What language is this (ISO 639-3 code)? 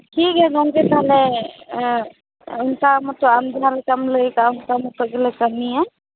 sat